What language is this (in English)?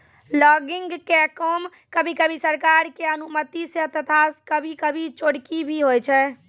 Maithili